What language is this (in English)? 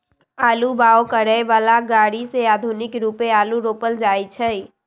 Magahi